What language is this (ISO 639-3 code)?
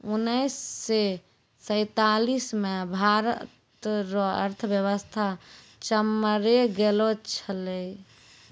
mai